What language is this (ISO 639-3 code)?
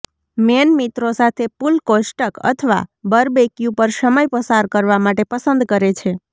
guj